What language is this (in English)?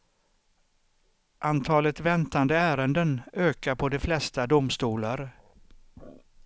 Swedish